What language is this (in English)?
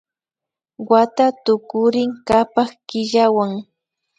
Imbabura Highland Quichua